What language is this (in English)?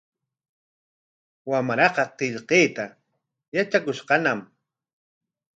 Corongo Ancash Quechua